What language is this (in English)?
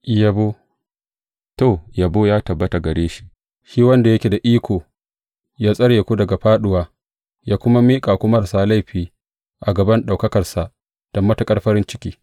Hausa